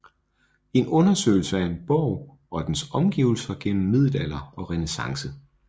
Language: Danish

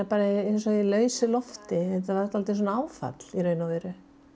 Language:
Icelandic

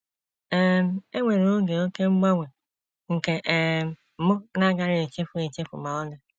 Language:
Igbo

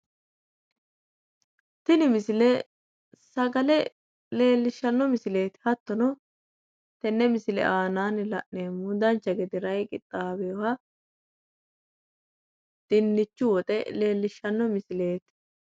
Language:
Sidamo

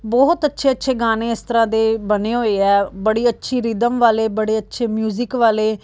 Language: Punjabi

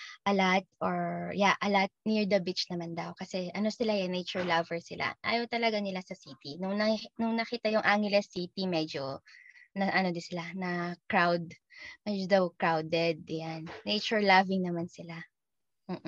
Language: Filipino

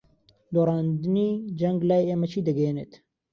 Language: Central Kurdish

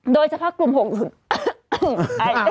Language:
Thai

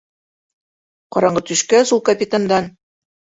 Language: Bashkir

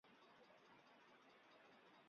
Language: Chinese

